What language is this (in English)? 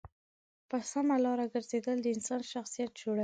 Pashto